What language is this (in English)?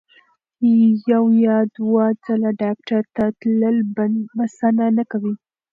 Pashto